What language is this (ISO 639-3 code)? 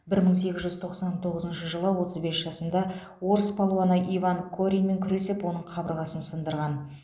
kaz